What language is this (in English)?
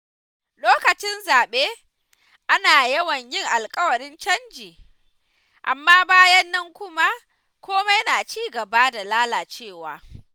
Hausa